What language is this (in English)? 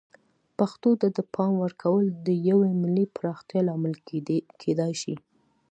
Pashto